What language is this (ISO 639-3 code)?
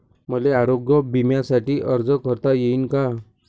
mar